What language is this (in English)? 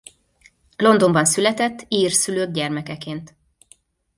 Hungarian